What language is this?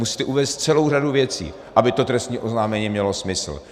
Czech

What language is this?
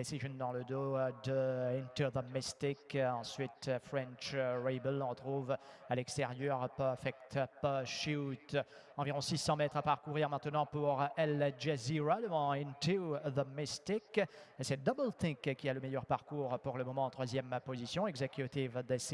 French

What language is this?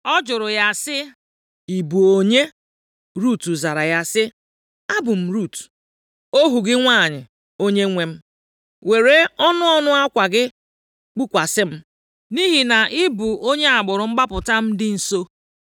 Igbo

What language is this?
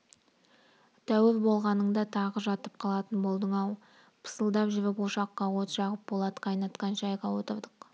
Kazakh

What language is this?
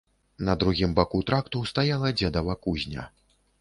Belarusian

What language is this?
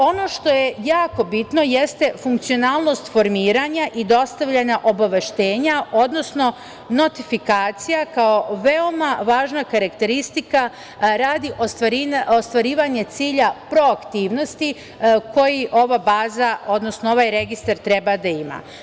Serbian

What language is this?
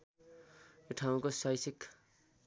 Nepali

